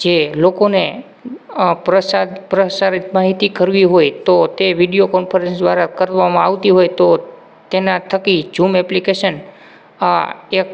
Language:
Gujarati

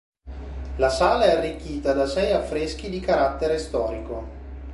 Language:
Italian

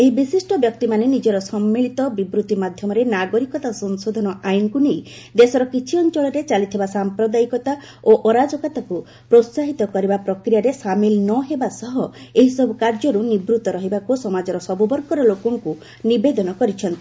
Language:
Odia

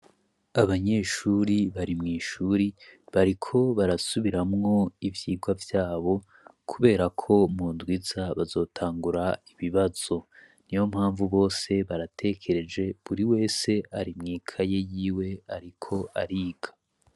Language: Rundi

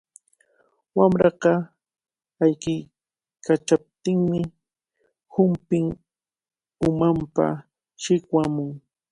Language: Cajatambo North Lima Quechua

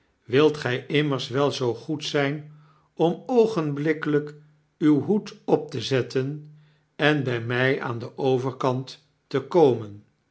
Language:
Dutch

